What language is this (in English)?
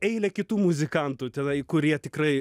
Lithuanian